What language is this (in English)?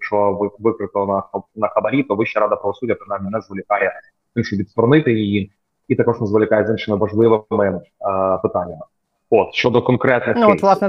Ukrainian